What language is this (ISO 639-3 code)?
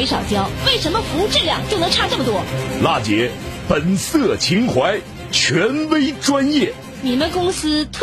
zho